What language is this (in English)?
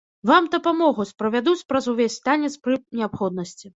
Belarusian